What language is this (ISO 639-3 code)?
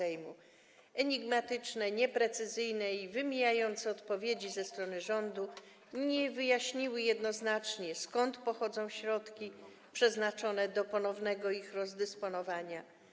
pol